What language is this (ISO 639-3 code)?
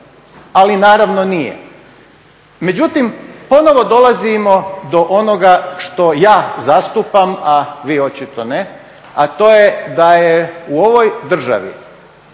hrv